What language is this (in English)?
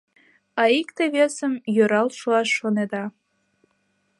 Mari